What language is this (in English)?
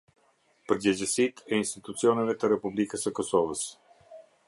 Albanian